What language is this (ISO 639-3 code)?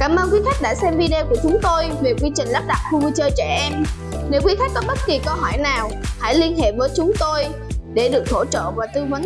vie